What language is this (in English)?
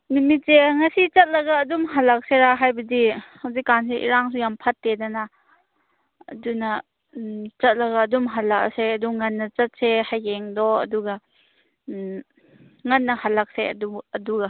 Manipuri